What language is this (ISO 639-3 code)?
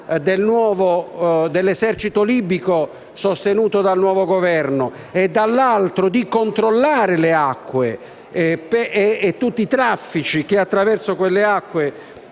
ita